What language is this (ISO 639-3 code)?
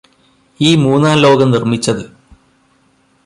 mal